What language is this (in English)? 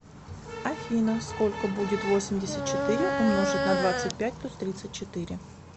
Russian